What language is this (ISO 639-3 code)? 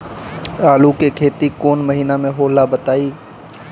bho